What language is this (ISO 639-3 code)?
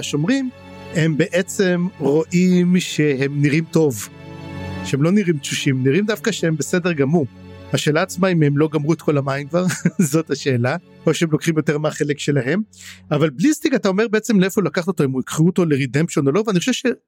heb